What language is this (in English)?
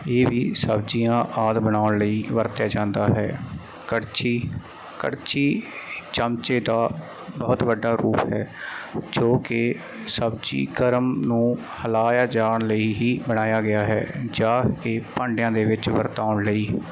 Punjabi